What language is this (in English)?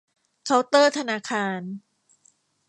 Thai